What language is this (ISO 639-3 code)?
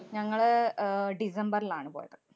mal